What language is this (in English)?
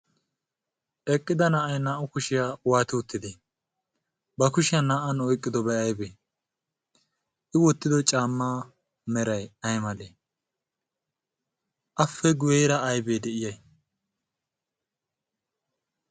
Wolaytta